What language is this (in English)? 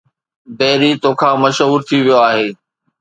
Sindhi